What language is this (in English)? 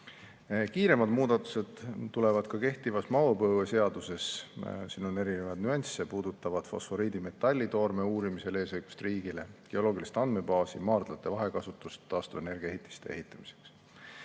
Estonian